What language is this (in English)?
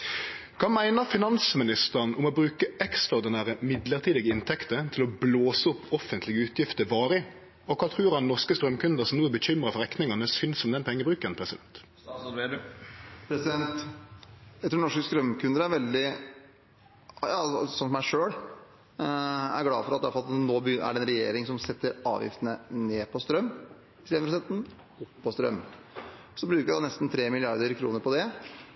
Norwegian